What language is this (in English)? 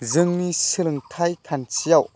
Bodo